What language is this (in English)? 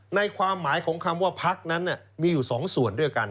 Thai